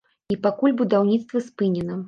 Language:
Belarusian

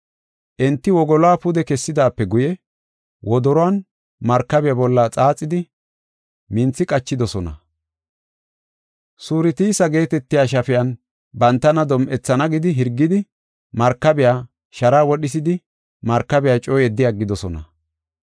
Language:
Gofa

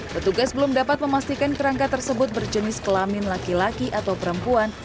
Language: Indonesian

